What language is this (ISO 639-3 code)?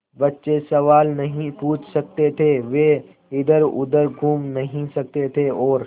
hin